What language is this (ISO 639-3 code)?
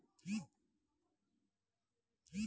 mai